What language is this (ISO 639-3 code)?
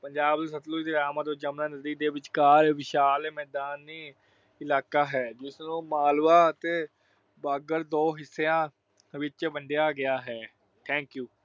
pan